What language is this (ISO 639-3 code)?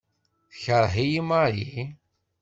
kab